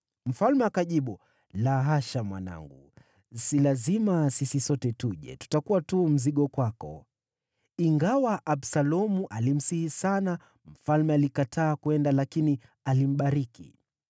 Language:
Swahili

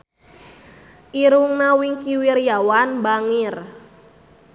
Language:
Sundanese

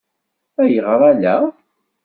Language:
Kabyle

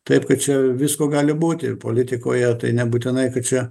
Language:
Lithuanian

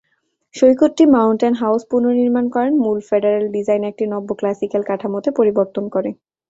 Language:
Bangla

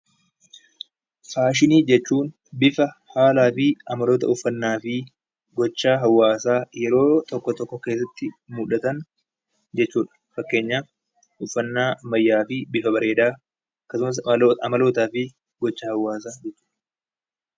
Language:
Oromo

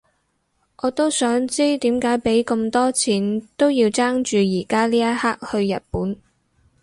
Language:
Cantonese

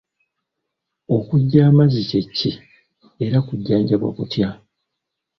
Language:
Ganda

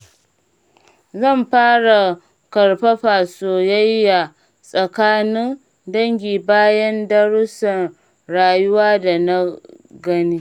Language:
Hausa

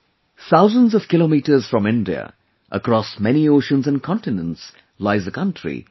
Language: English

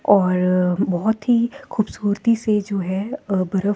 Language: Hindi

